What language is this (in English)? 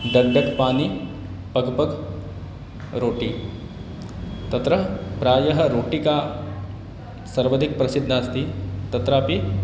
Sanskrit